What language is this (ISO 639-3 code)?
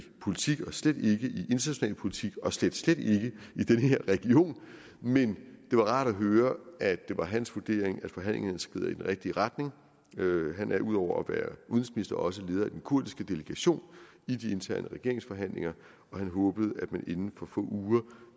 dan